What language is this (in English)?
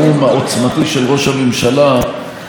Hebrew